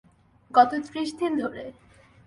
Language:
Bangla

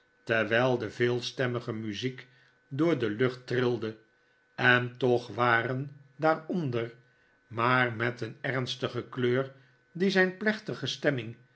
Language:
Dutch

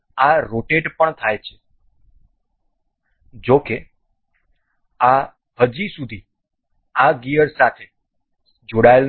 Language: Gujarati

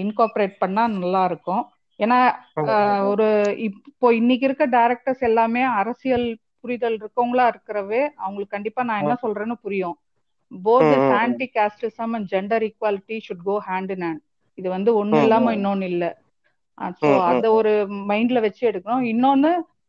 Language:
Tamil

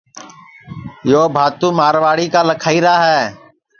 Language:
Sansi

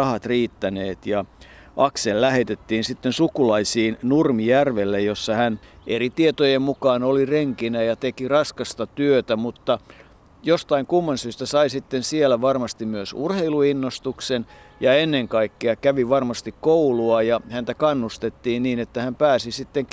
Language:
Finnish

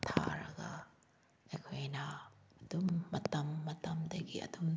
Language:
Manipuri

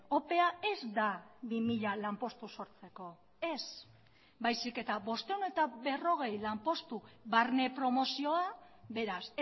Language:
Basque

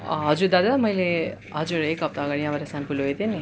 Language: Nepali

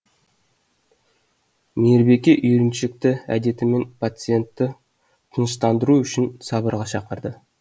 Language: Kazakh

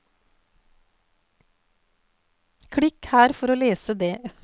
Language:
Norwegian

